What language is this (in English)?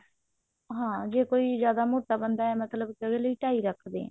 Punjabi